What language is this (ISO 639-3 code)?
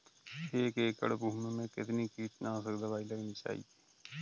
hin